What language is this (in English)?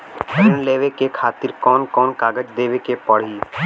Bhojpuri